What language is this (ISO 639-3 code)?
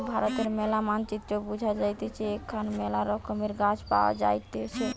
ben